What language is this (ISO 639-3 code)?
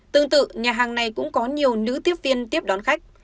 vie